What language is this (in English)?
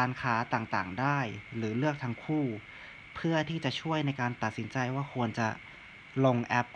Thai